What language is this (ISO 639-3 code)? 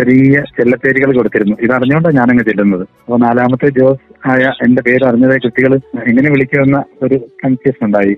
mal